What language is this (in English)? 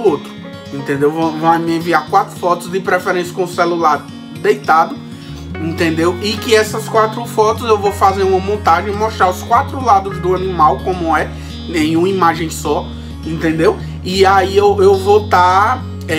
Portuguese